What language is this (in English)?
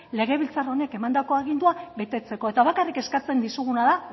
Basque